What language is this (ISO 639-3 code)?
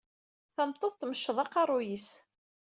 kab